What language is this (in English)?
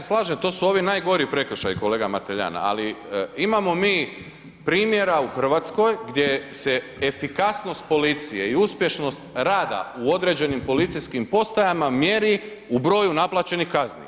Croatian